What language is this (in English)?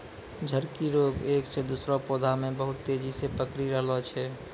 Maithili